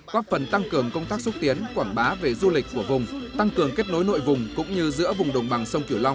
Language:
Vietnamese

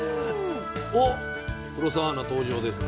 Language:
Japanese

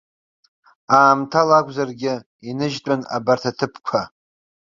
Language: Abkhazian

